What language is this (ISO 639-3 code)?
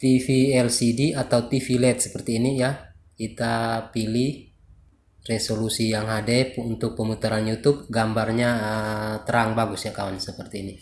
ind